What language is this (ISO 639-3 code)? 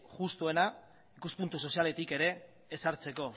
eus